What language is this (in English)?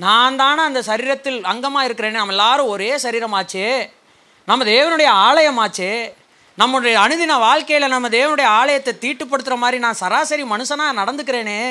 Tamil